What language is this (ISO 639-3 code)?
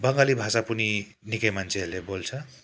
nep